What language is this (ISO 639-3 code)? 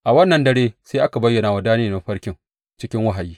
hau